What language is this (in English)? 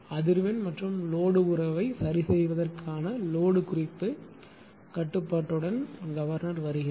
Tamil